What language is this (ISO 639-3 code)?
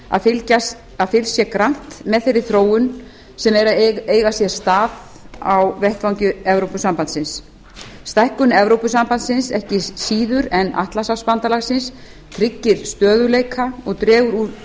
isl